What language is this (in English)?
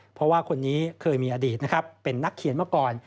Thai